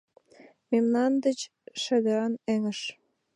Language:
Mari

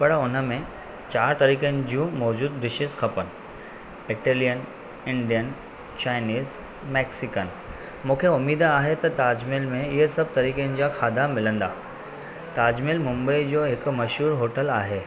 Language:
Sindhi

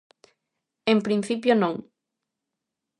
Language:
Galician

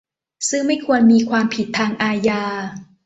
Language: Thai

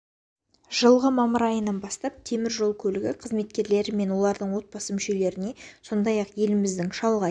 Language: Kazakh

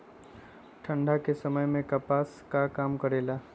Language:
Magahi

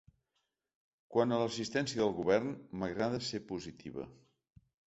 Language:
Catalan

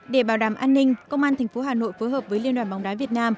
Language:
Vietnamese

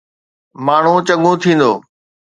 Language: Sindhi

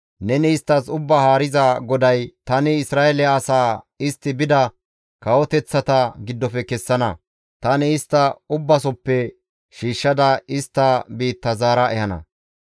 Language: Gamo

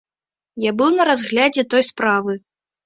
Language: Belarusian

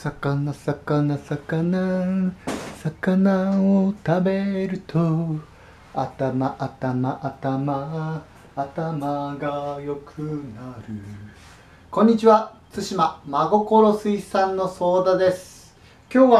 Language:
Japanese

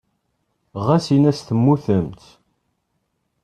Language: Kabyle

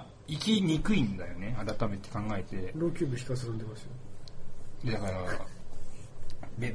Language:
Japanese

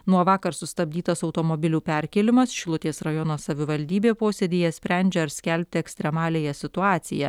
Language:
Lithuanian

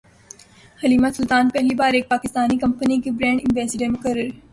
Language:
Urdu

